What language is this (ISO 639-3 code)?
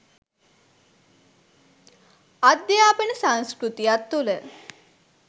sin